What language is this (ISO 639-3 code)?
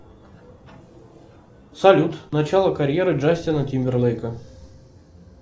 rus